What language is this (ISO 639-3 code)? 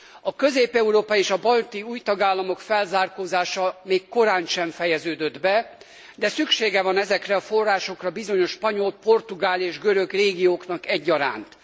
hun